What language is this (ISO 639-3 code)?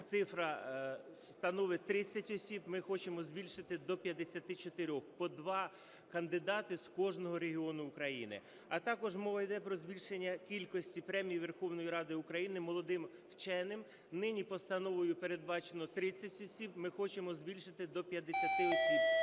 ukr